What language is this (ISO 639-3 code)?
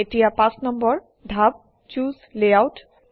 asm